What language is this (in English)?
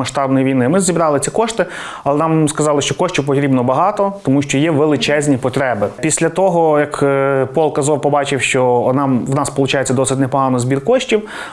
Ukrainian